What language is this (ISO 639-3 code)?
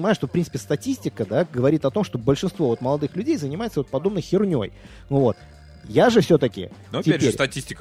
rus